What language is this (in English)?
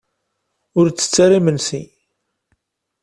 Kabyle